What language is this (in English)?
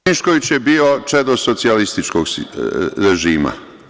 Serbian